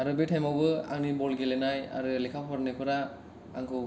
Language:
Bodo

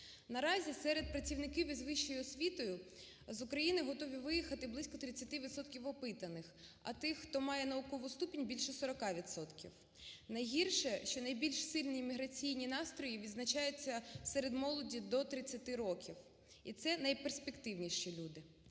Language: Ukrainian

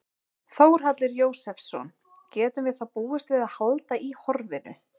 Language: Icelandic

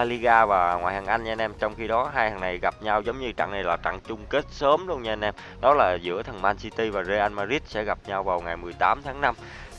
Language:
Vietnamese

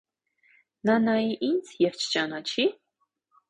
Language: Armenian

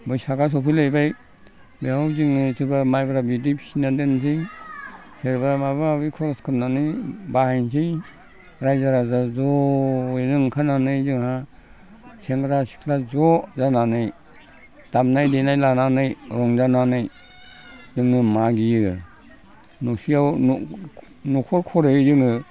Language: Bodo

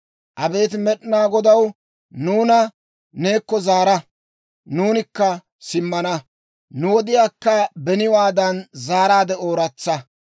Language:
Dawro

